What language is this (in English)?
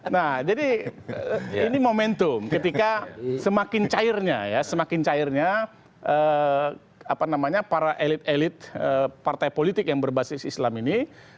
Indonesian